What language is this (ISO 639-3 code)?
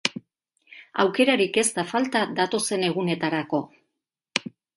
eus